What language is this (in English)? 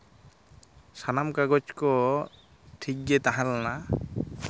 Santali